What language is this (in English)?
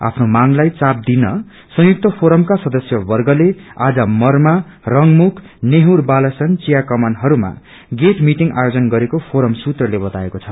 Nepali